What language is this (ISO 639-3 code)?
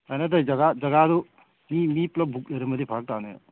mni